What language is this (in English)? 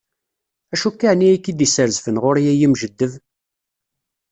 Kabyle